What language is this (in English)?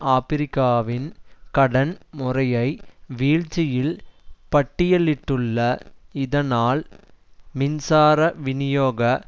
Tamil